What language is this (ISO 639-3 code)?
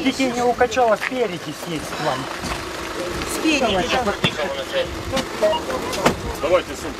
rus